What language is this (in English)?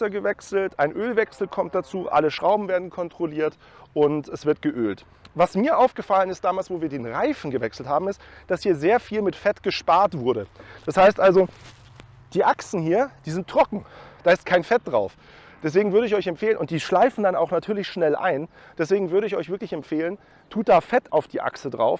German